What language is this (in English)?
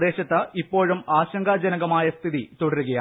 Malayalam